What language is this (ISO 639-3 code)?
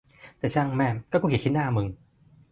tha